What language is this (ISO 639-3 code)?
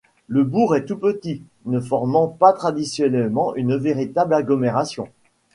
fra